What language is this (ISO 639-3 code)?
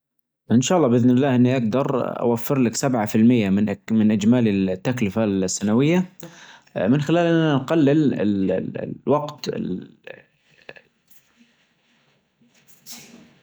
ars